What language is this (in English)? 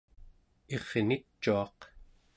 Central Yupik